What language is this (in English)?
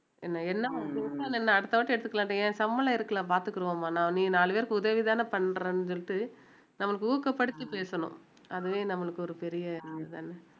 Tamil